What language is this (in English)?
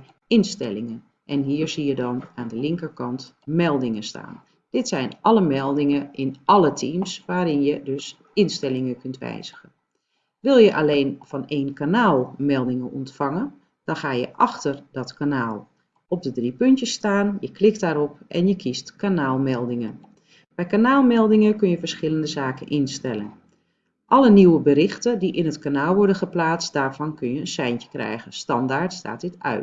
Dutch